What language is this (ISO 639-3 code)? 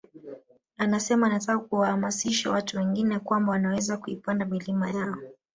swa